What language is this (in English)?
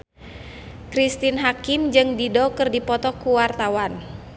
Sundanese